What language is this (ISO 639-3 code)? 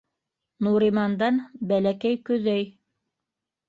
bak